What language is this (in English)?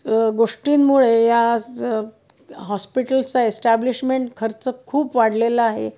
Marathi